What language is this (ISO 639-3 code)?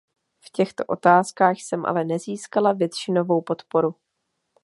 ces